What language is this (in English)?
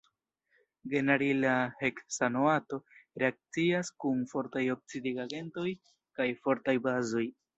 Esperanto